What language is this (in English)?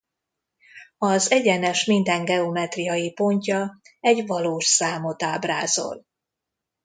Hungarian